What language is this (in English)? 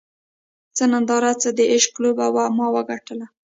Pashto